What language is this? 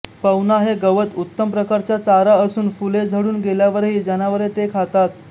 Marathi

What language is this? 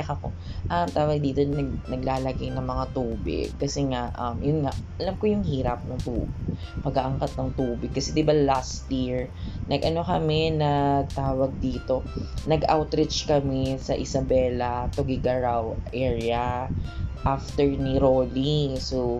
Filipino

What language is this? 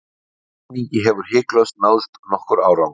Icelandic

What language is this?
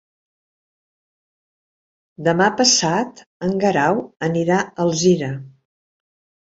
Catalan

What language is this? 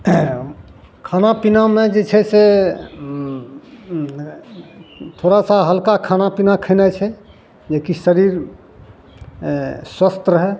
Maithili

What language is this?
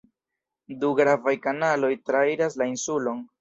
Esperanto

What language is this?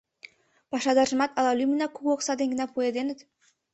Mari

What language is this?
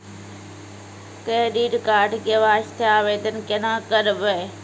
Maithili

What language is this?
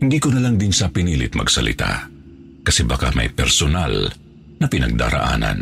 Filipino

